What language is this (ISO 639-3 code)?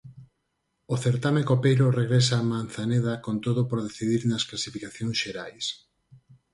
glg